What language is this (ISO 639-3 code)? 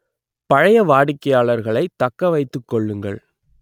tam